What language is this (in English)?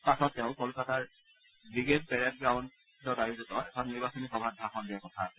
Assamese